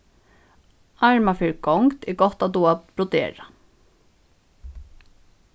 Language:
Faroese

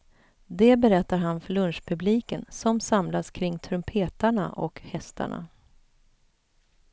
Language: Swedish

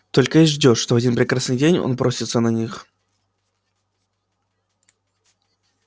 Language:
Russian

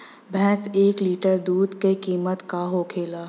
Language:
Bhojpuri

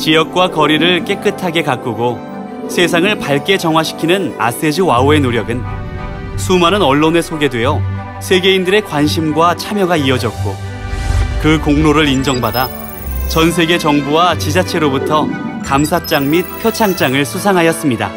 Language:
Korean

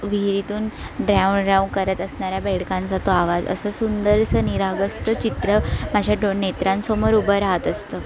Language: Marathi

